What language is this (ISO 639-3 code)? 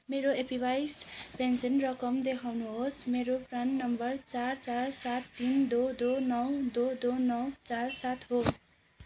nep